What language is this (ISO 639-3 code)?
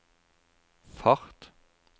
nor